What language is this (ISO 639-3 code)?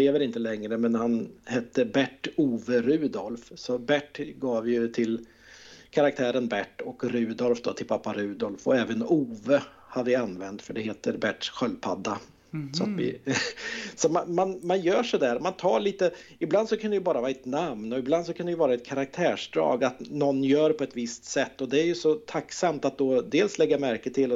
swe